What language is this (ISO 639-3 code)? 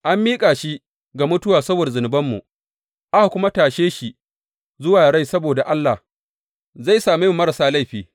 hau